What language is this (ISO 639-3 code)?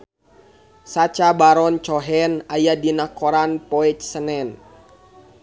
sun